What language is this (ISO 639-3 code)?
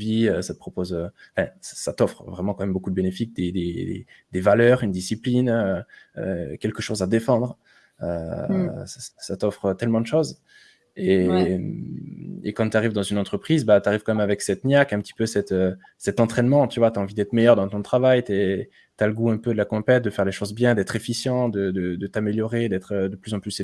fra